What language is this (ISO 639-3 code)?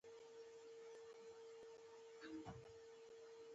pus